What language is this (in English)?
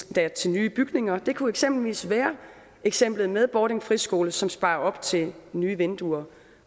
Danish